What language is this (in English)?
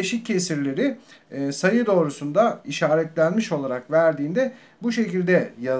Turkish